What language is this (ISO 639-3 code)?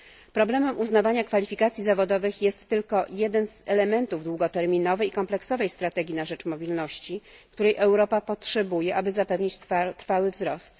pol